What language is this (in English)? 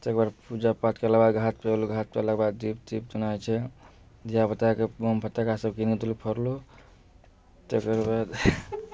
Maithili